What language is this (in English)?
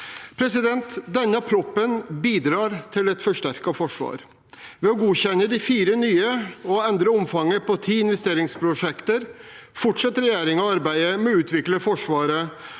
Norwegian